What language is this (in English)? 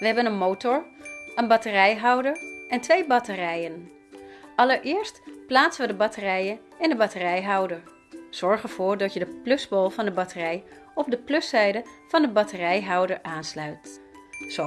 Dutch